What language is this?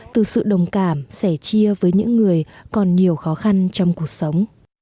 Vietnamese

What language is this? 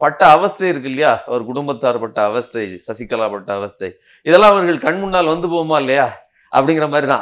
Tamil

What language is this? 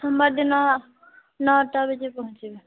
Odia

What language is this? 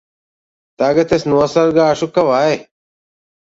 Latvian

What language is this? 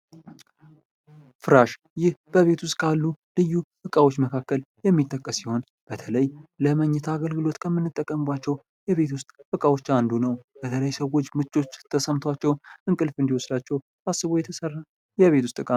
Amharic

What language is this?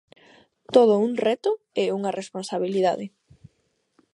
Galician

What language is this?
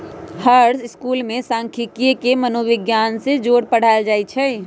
Magahi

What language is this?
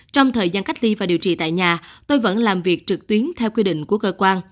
Vietnamese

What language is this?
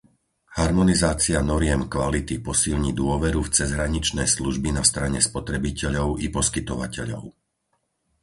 Slovak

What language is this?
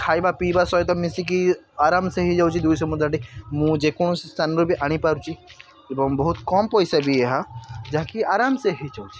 Odia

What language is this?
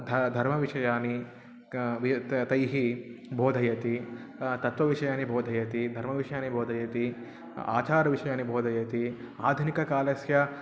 Sanskrit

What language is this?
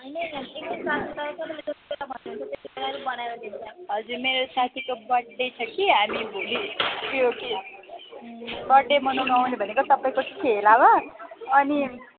Nepali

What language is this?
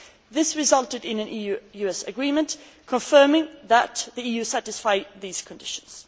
English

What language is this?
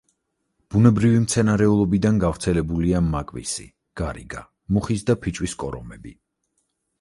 Georgian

